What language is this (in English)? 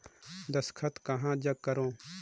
Chhattisgarhi